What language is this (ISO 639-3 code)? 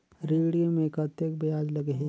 hne